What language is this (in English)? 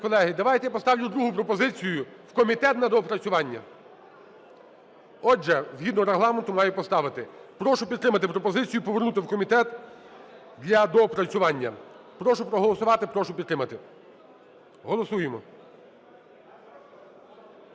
Ukrainian